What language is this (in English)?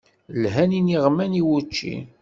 Kabyle